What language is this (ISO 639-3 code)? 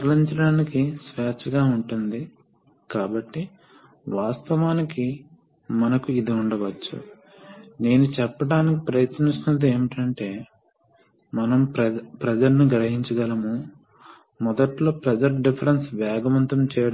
tel